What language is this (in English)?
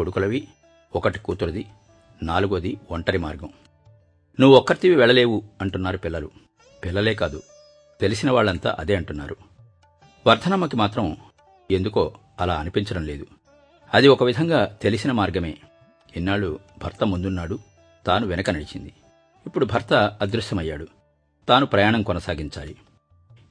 Telugu